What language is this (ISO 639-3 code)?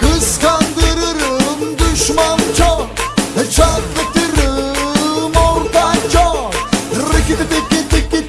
tur